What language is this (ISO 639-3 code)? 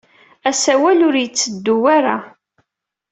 kab